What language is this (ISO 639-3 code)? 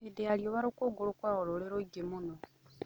kik